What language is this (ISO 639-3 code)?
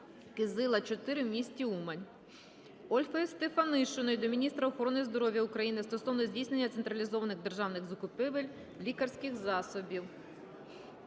ukr